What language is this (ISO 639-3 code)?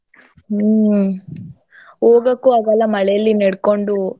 kan